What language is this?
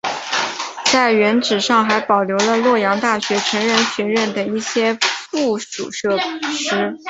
Chinese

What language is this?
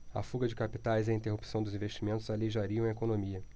Portuguese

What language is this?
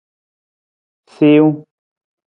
Nawdm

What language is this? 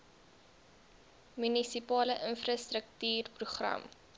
Afrikaans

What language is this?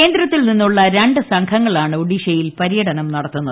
Malayalam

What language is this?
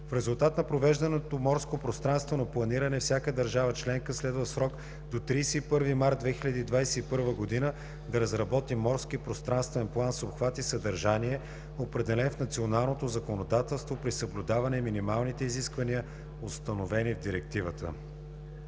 Bulgarian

